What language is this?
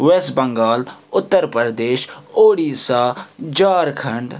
Kashmiri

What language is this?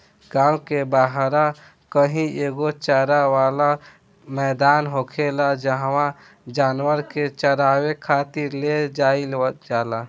Bhojpuri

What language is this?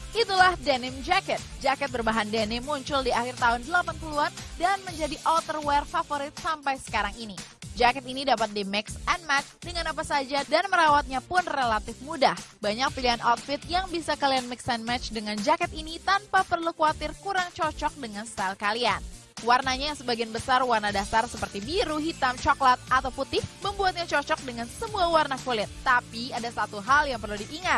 Indonesian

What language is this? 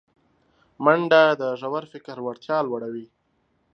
Pashto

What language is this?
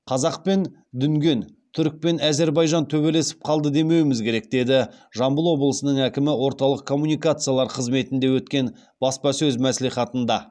Kazakh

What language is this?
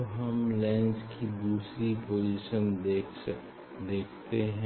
Hindi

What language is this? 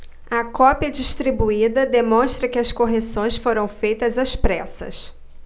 Portuguese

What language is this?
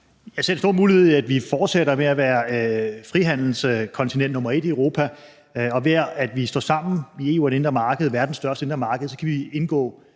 Danish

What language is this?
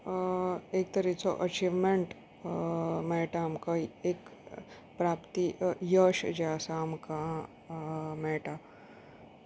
Konkani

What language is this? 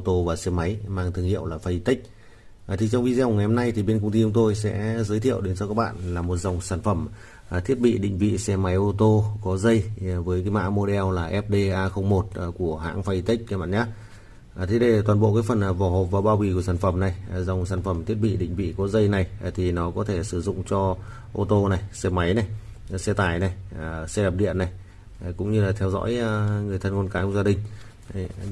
Vietnamese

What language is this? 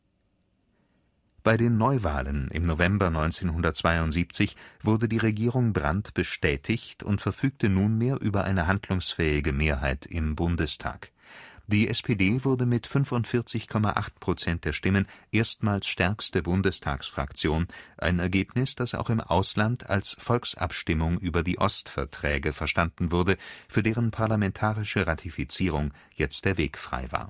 German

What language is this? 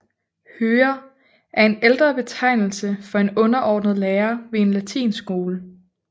Danish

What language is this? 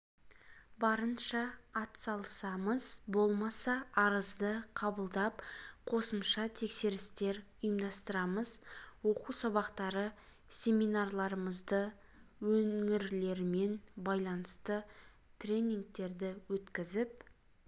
Kazakh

